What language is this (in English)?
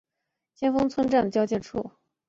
Chinese